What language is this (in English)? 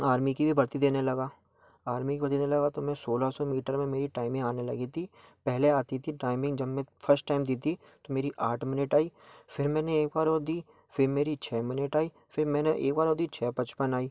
Hindi